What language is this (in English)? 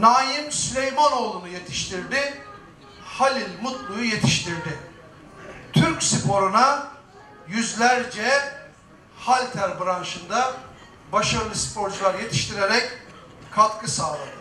Turkish